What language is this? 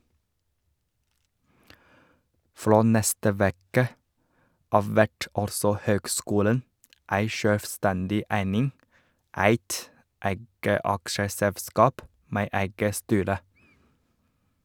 Norwegian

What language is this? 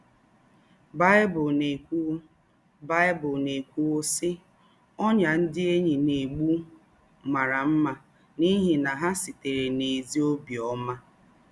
Igbo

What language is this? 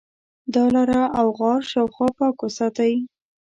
Pashto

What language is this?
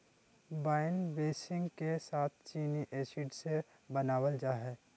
Magahi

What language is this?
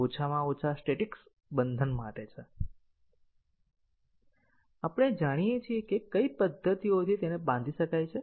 Gujarati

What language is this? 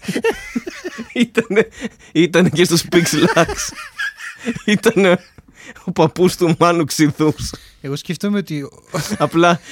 Greek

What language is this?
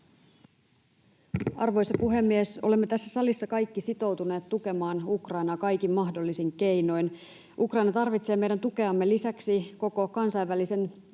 Finnish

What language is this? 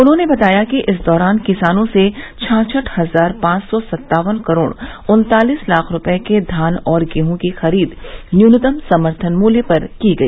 Hindi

